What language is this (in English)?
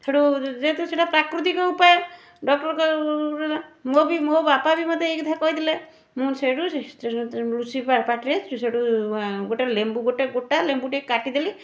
Odia